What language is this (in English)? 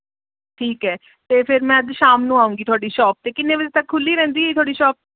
Punjabi